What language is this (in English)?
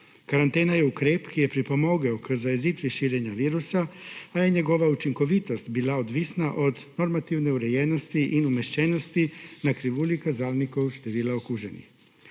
Slovenian